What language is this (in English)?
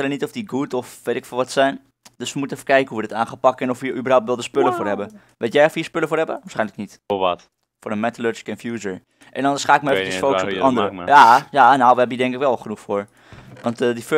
Dutch